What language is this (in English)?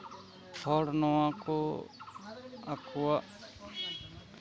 Santali